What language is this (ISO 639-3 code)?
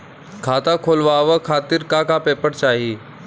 bho